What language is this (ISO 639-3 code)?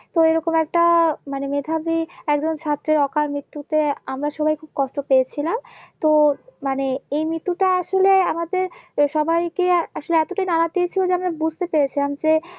ben